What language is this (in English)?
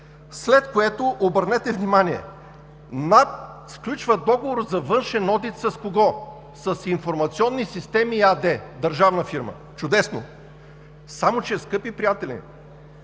Bulgarian